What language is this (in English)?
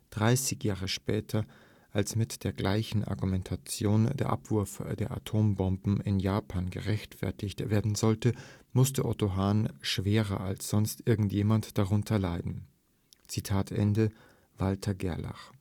German